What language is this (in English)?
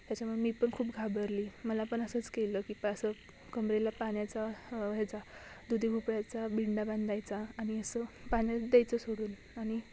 Marathi